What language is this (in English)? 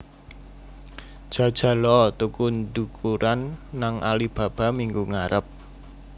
Javanese